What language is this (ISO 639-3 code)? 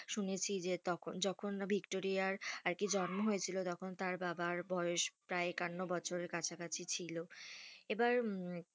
ben